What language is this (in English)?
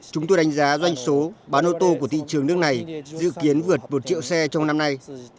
Vietnamese